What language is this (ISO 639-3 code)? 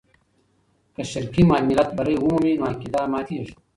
pus